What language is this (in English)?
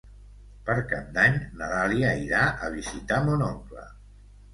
Catalan